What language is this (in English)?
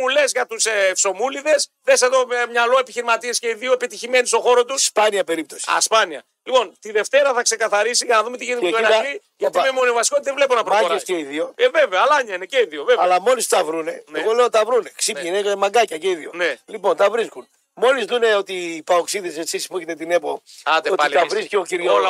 Greek